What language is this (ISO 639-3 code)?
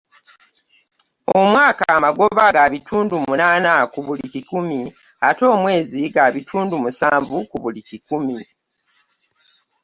lug